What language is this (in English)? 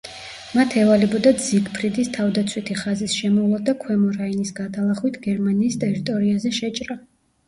Georgian